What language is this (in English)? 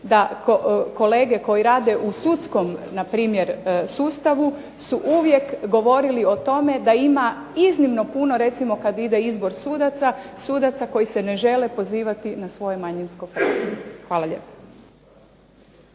Croatian